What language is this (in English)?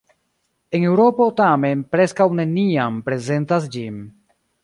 Esperanto